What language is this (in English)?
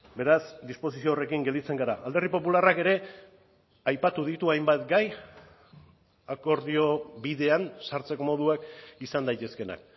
Basque